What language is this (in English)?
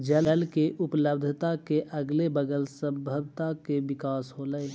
Magahi